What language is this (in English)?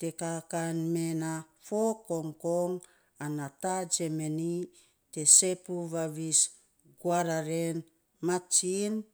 Saposa